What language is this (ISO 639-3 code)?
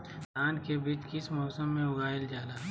mag